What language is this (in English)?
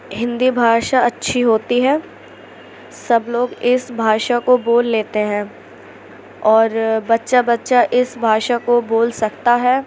Urdu